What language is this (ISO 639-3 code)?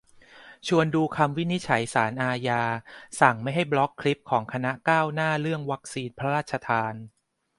tha